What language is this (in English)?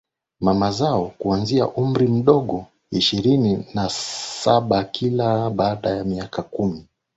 Swahili